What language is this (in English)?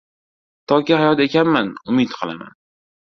Uzbek